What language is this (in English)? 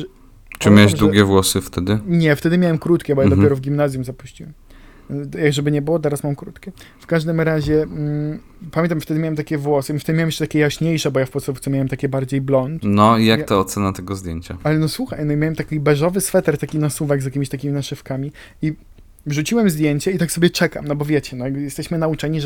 Polish